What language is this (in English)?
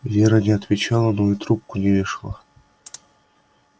Russian